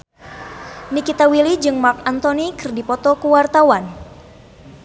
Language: Sundanese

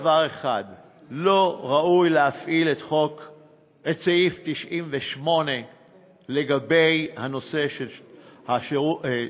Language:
Hebrew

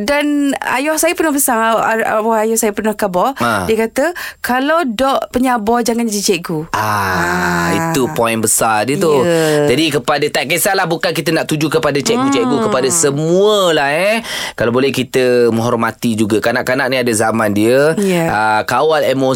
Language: Malay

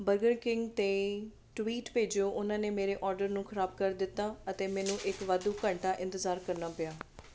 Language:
Punjabi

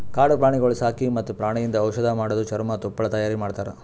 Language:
Kannada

